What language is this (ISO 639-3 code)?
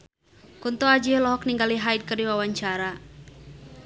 sun